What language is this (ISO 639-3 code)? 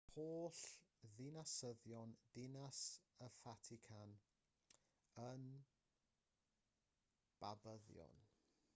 cym